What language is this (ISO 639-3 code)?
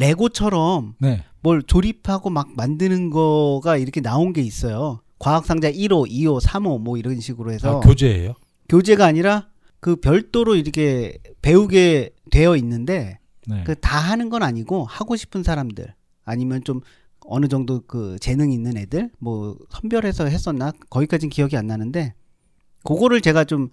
kor